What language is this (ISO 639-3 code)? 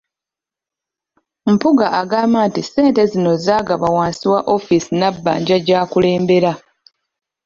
lug